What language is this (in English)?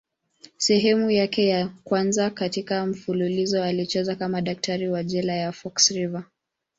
Swahili